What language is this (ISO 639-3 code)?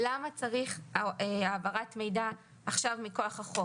heb